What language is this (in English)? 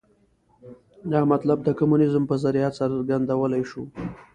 Pashto